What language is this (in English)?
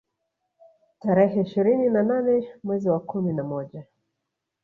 Swahili